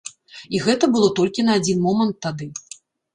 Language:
Belarusian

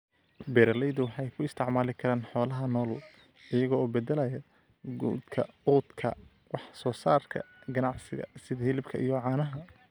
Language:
Somali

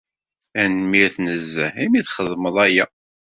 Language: Kabyle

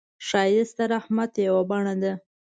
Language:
Pashto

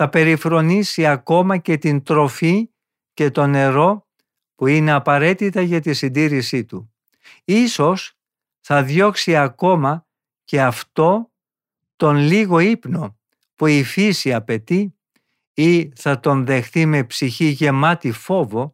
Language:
Greek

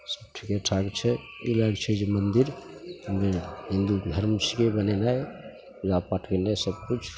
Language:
Maithili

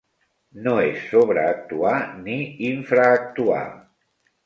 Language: Catalan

